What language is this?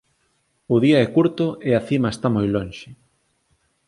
Galician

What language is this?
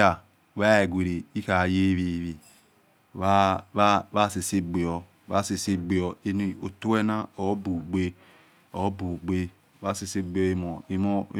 Yekhee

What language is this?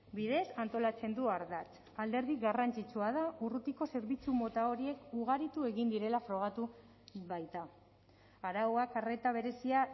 Basque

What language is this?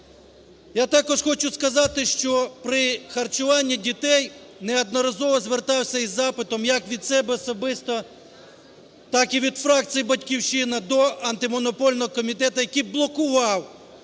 Ukrainian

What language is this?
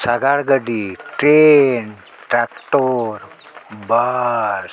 Santali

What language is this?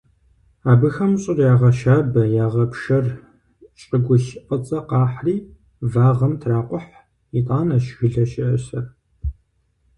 Kabardian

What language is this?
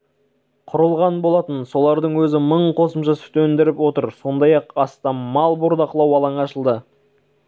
Kazakh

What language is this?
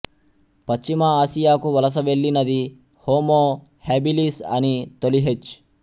Telugu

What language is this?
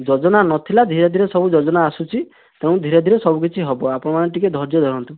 Odia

